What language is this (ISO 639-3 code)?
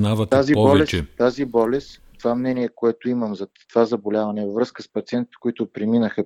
bul